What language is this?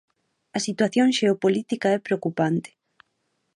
Galician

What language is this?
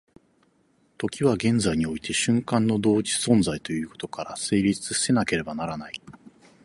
Japanese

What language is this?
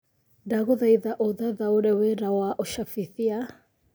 Kikuyu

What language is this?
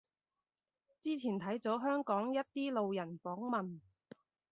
Cantonese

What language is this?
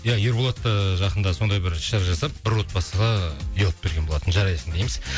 Kazakh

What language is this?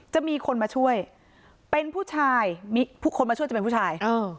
Thai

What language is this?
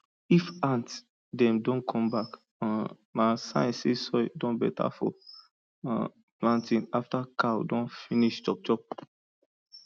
Nigerian Pidgin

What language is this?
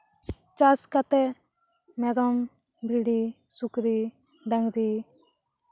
Santali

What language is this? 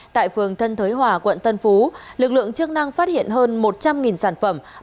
Vietnamese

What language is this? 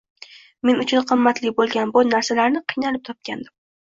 Uzbek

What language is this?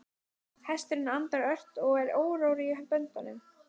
Icelandic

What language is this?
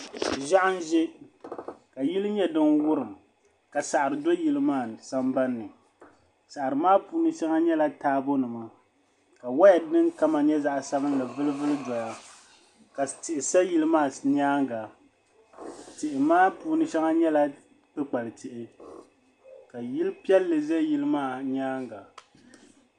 Dagbani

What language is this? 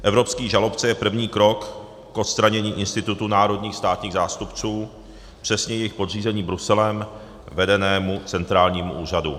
Czech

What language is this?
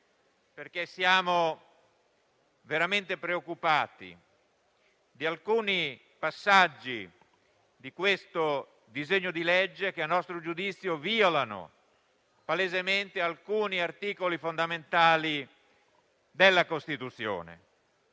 Italian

